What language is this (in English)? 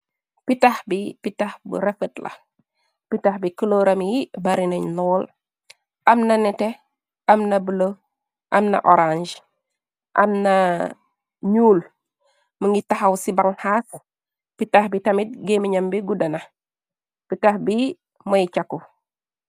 Wolof